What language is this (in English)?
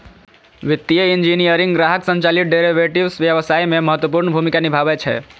Maithili